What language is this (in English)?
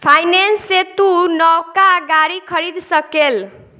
Bhojpuri